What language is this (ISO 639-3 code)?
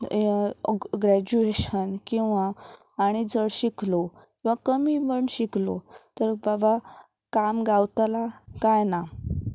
kok